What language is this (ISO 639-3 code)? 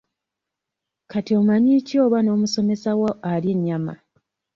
lug